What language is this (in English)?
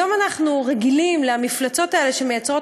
Hebrew